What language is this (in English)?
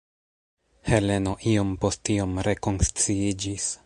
Esperanto